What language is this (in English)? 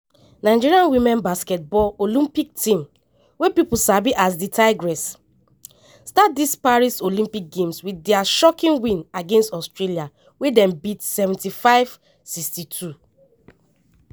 Nigerian Pidgin